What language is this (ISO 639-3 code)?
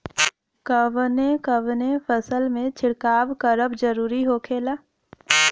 bho